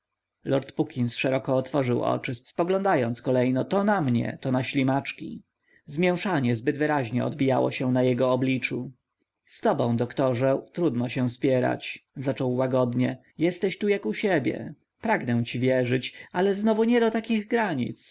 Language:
Polish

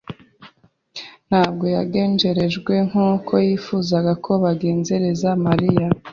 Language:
Kinyarwanda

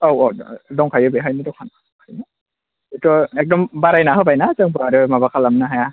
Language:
Bodo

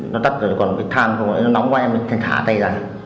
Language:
Vietnamese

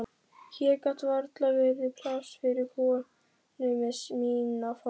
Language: Icelandic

